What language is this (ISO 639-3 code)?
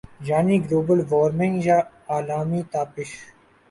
urd